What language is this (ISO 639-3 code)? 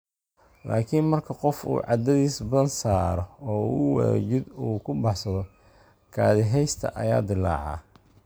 som